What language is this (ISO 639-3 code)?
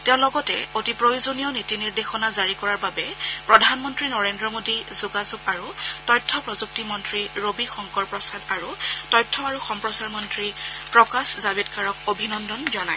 asm